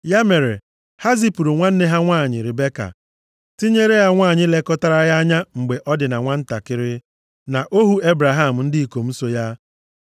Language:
Igbo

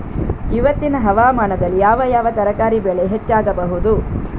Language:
Kannada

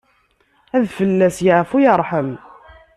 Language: Kabyle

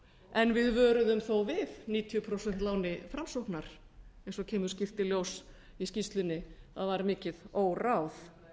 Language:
Icelandic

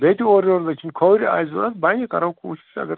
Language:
Kashmiri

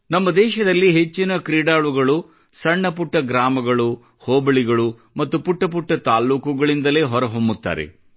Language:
Kannada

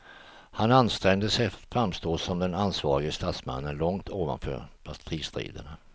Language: Swedish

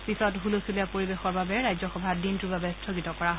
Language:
Assamese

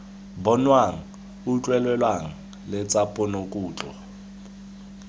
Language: Tswana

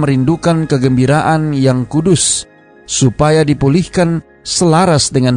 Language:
Indonesian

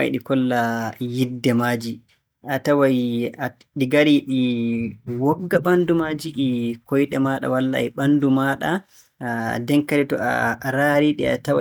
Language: Borgu Fulfulde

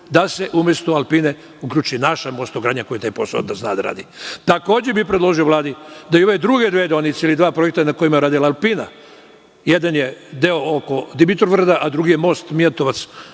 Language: Serbian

